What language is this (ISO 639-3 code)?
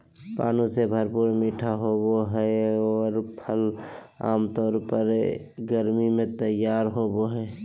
mag